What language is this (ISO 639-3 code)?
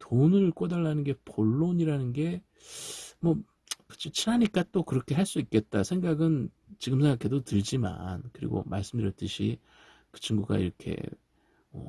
kor